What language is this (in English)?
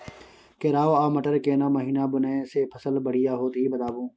Maithili